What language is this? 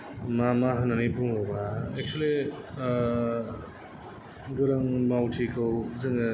Bodo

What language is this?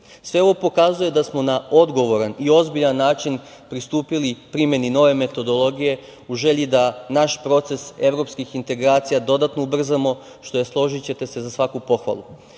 Serbian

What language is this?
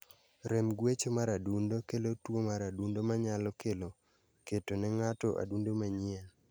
Luo (Kenya and Tanzania)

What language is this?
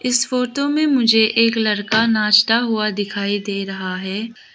Hindi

